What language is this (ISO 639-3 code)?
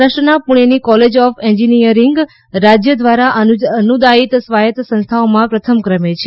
guj